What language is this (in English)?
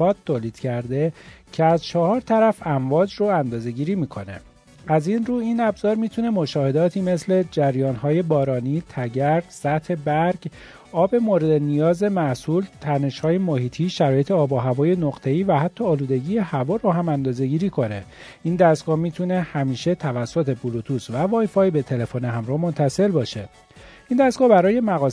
Persian